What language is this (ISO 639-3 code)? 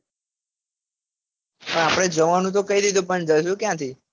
guj